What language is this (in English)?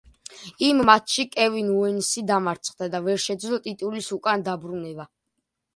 Georgian